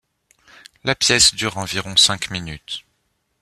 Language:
French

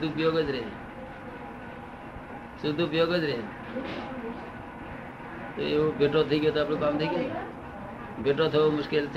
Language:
Gujarati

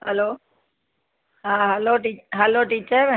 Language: Sindhi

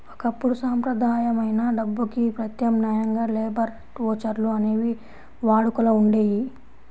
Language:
Telugu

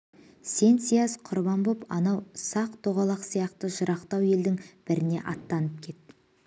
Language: Kazakh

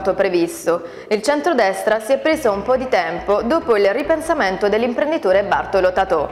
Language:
Italian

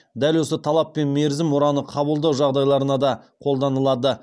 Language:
Kazakh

